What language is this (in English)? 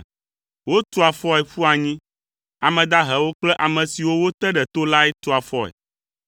Ewe